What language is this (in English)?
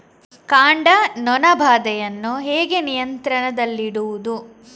Kannada